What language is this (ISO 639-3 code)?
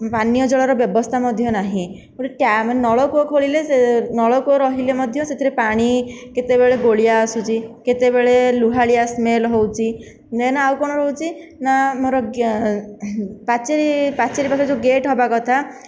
ori